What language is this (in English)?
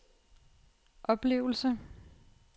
Danish